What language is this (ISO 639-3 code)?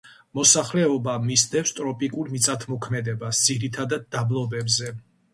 kat